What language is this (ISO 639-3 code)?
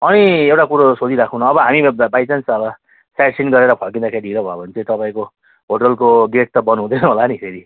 nep